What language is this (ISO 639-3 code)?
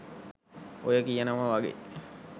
sin